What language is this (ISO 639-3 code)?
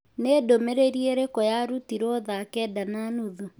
kik